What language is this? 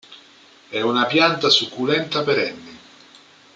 Italian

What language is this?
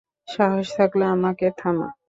Bangla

